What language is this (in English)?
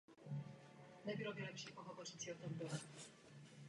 Czech